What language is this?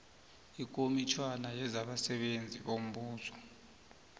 South Ndebele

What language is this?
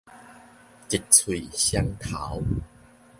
Min Nan Chinese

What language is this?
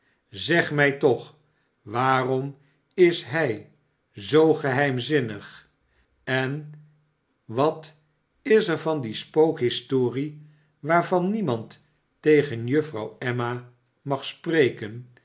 Dutch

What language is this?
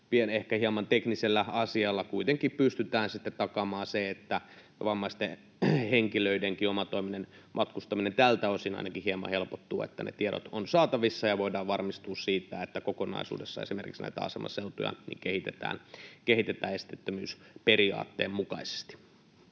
Finnish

